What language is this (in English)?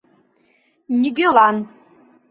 Mari